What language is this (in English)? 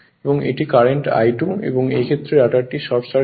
Bangla